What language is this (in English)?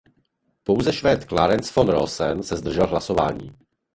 Czech